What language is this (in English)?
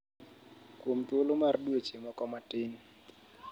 Luo (Kenya and Tanzania)